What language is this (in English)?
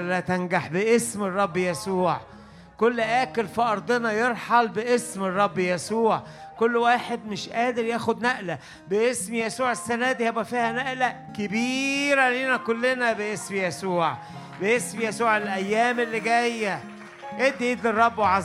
Arabic